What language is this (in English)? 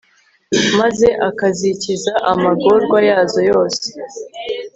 Kinyarwanda